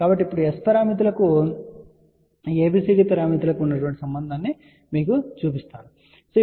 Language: Telugu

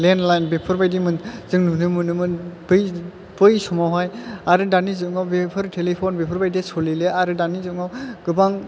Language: Bodo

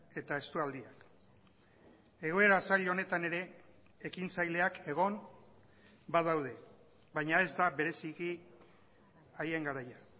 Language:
Basque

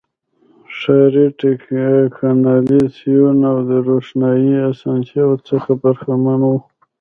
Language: Pashto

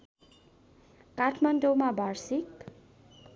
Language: Nepali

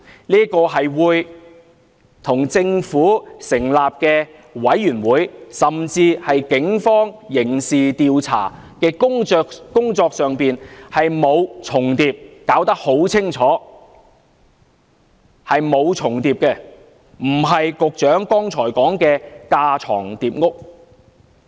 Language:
Cantonese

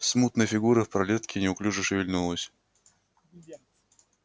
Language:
Russian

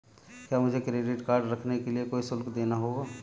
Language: Hindi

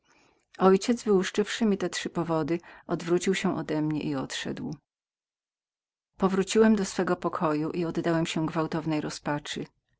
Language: Polish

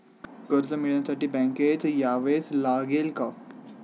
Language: Marathi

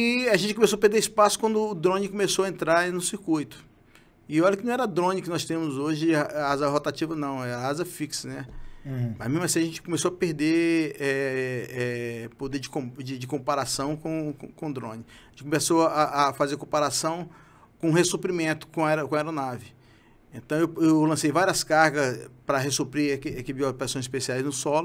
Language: Portuguese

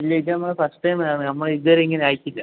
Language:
Malayalam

